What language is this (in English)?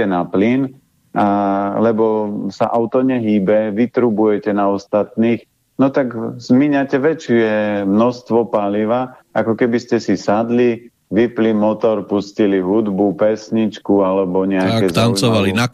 Slovak